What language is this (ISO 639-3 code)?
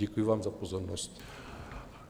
ces